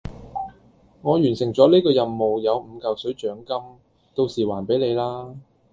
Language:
Cantonese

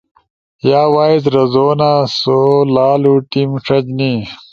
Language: Ushojo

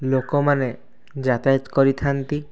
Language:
Odia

